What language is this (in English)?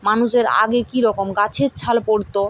Bangla